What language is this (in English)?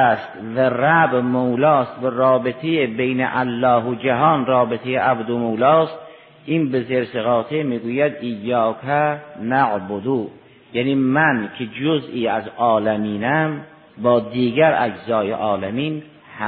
Persian